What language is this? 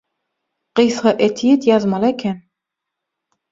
Turkmen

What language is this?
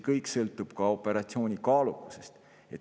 Estonian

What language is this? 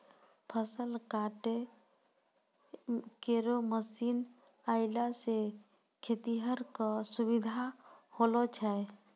Maithili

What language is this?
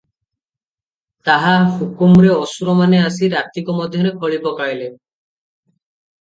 Odia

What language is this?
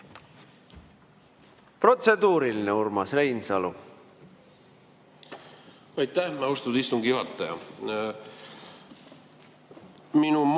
Estonian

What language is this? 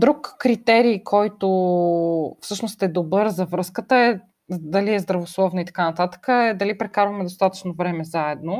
Bulgarian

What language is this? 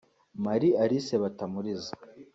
Kinyarwanda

